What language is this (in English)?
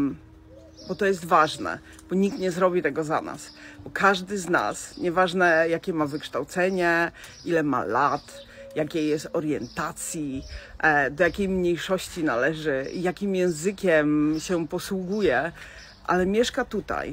Polish